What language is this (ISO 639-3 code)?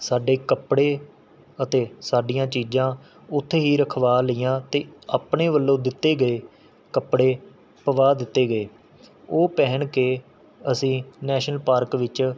pan